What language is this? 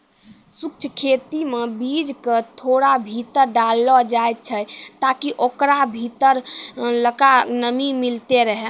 Maithili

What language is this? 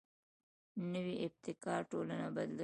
Pashto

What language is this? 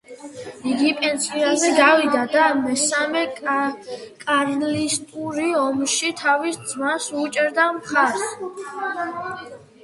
Georgian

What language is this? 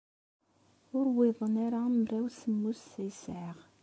Kabyle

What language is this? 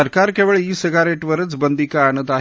Marathi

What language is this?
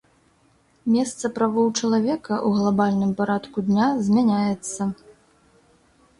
Belarusian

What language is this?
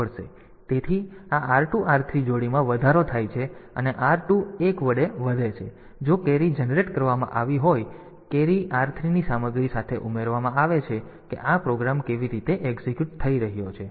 Gujarati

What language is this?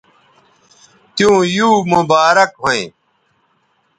Bateri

